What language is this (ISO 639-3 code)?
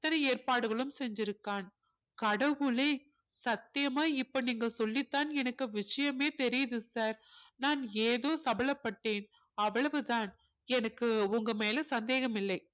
tam